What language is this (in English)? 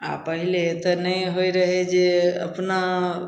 Maithili